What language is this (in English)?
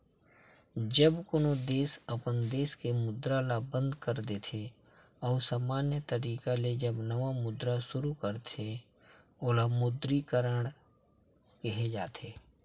Chhattisgarhi